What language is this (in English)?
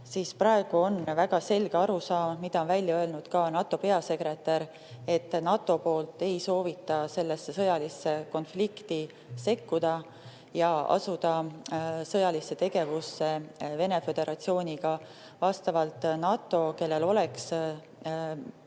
Estonian